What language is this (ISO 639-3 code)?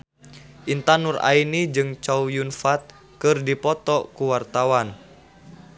sun